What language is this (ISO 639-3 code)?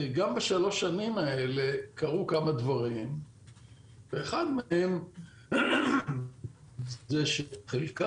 heb